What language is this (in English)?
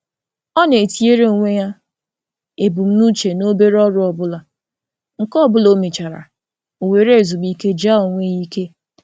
Igbo